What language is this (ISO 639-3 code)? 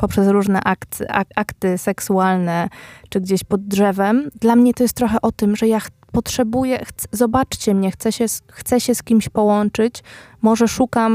pol